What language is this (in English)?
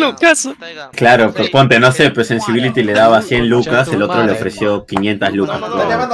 Spanish